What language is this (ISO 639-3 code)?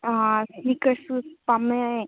mni